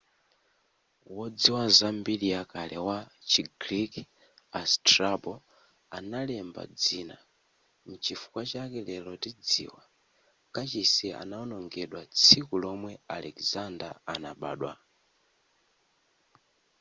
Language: Nyanja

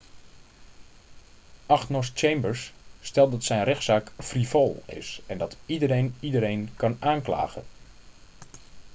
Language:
Dutch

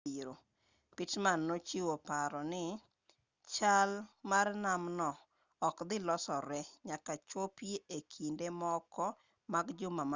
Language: Luo (Kenya and Tanzania)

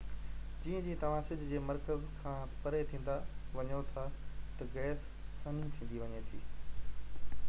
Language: Sindhi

